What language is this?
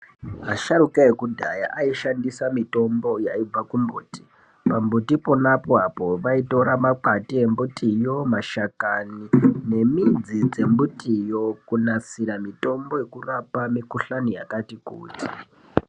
Ndau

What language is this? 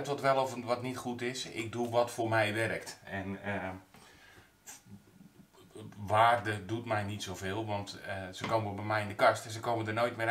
Dutch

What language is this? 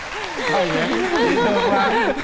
Vietnamese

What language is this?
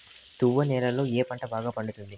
Telugu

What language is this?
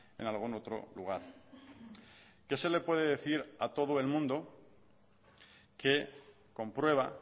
Spanish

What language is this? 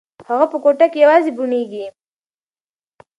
Pashto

